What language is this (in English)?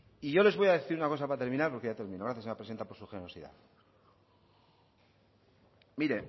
Spanish